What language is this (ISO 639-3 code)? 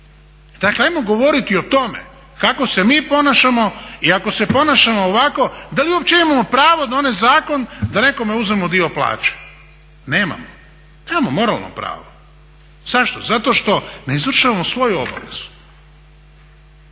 hrv